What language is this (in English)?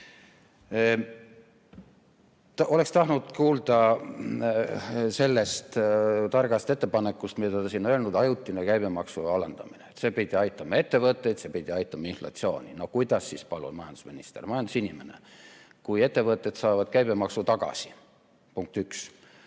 Estonian